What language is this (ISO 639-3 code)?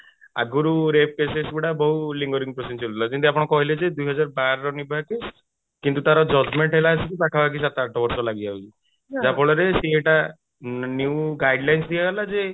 ori